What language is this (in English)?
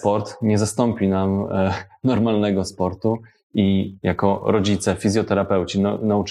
Polish